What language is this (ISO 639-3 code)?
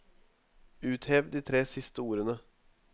nor